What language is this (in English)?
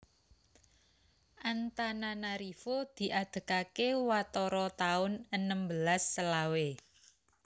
Javanese